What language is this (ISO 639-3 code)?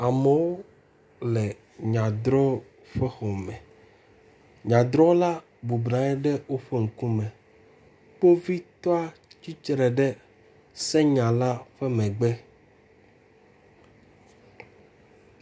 ewe